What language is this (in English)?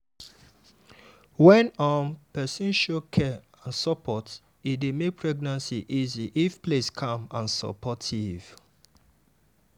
Nigerian Pidgin